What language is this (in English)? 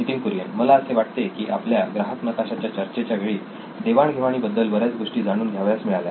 Marathi